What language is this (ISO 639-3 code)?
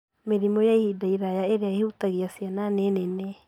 kik